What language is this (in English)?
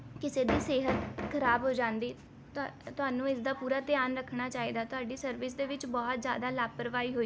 Punjabi